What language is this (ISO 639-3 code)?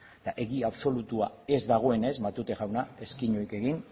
eus